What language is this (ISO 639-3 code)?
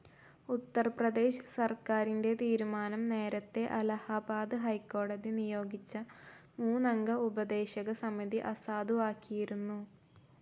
mal